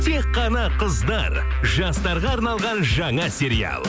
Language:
Kazakh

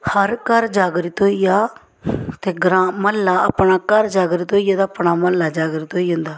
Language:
Dogri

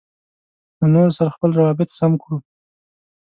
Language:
Pashto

